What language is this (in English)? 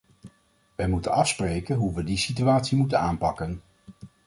Dutch